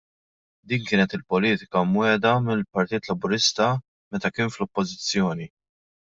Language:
Maltese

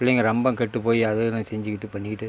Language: Tamil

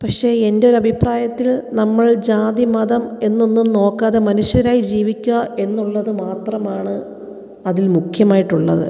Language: Malayalam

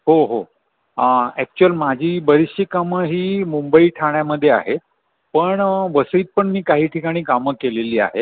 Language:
Marathi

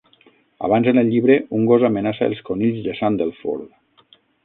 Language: Catalan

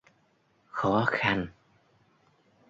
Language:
Vietnamese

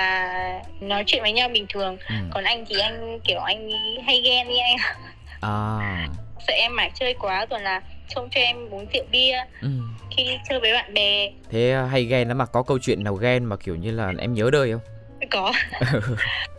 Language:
Vietnamese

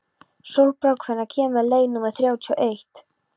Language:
Icelandic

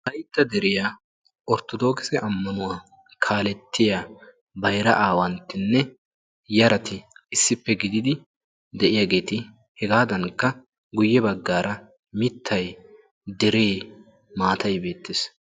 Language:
Wolaytta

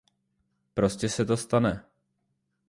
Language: Czech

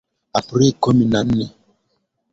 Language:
Swahili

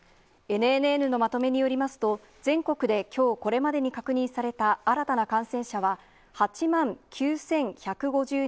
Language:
Japanese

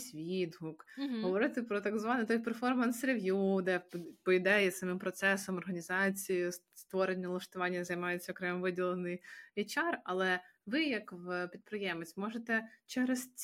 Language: Ukrainian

